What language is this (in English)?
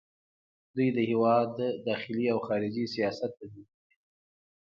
Pashto